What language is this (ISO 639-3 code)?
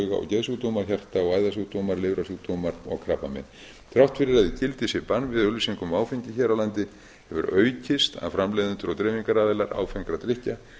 isl